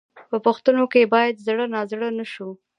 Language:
Pashto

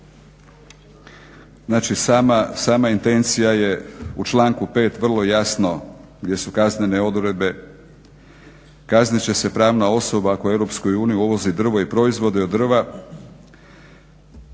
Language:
Croatian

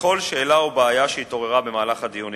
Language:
Hebrew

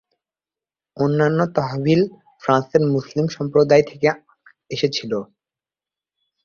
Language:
Bangla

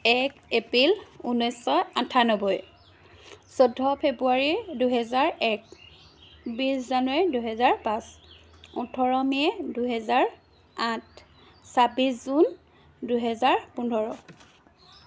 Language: Assamese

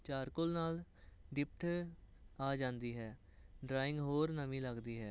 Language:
Punjabi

